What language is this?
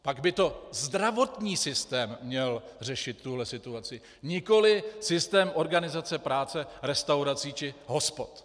Czech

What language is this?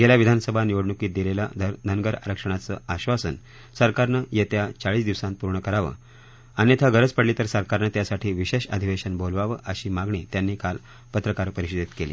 Marathi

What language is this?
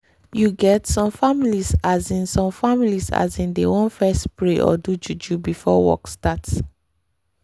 Nigerian Pidgin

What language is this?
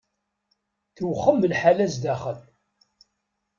Kabyle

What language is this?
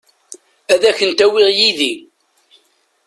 Kabyle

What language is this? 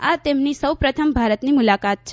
Gujarati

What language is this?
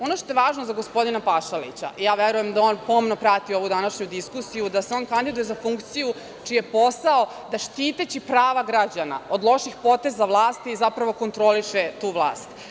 Serbian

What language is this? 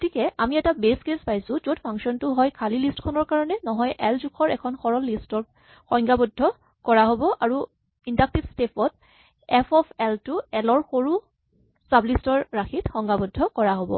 Assamese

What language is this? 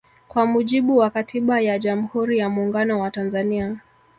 Swahili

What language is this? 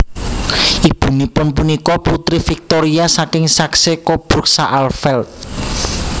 Javanese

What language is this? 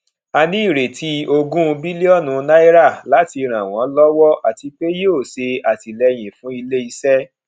Yoruba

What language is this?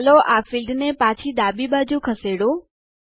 Gujarati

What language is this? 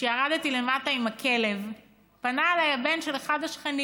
Hebrew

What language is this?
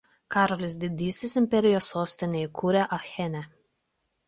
Lithuanian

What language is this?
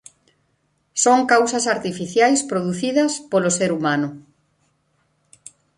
Galician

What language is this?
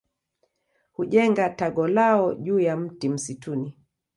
Swahili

